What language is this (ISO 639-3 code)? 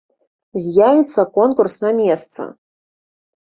bel